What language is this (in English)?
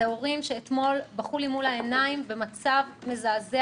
Hebrew